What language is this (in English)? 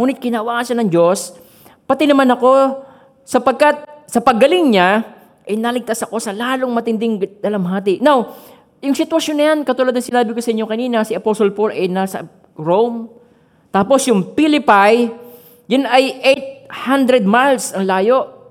Filipino